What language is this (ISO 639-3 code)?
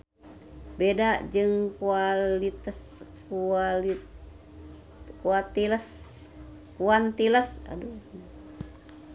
sun